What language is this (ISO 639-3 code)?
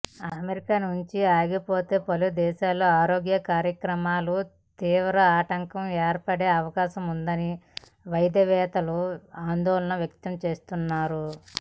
tel